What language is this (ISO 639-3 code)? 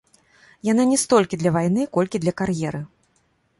bel